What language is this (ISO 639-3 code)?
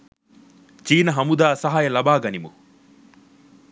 sin